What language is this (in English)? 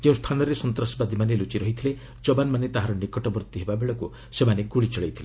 Odia